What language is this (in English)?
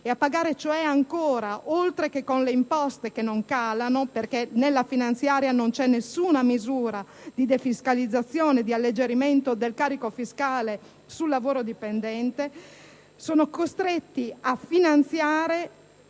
Italian